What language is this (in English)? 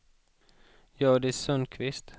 Swedish